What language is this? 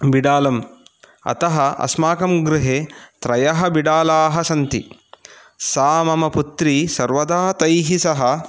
Sanskrit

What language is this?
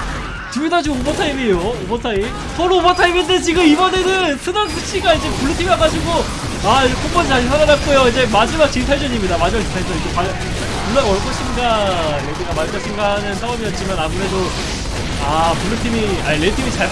Korean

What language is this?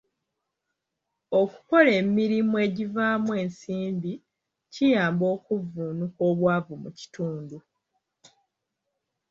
Ganda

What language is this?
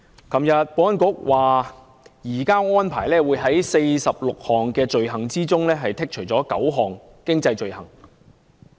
Cantonese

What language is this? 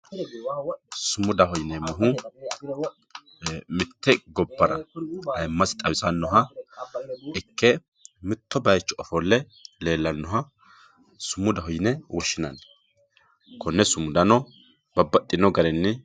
Sidamo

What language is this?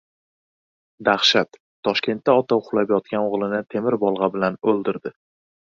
Uzbek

